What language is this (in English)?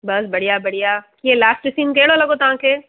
Sindhi